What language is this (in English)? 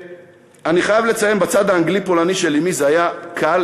Hebrew